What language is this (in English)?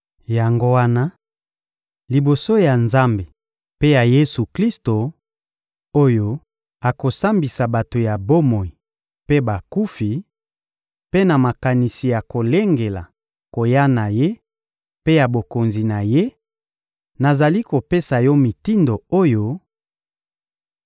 Lingala